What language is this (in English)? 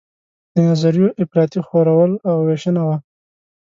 Pashto